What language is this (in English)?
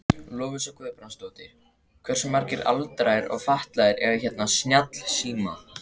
Icelandic